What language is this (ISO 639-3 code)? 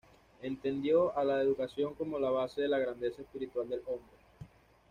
spa